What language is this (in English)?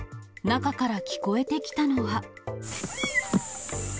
Japanese